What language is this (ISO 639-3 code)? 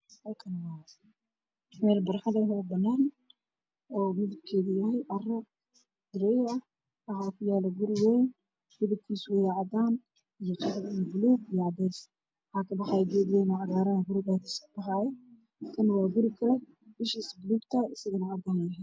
som